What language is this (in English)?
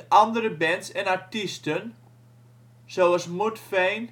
Dutch